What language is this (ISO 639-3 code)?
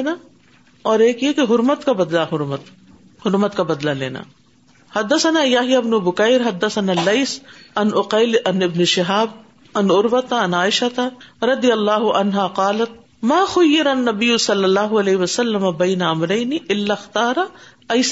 urd